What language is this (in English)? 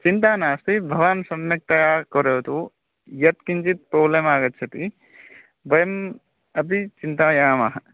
Sanskrit